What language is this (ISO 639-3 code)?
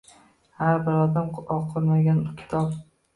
uzb